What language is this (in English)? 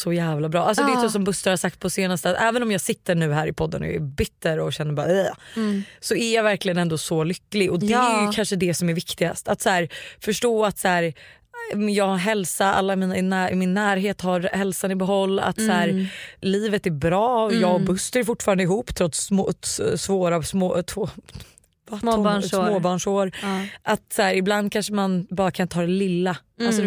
Swedish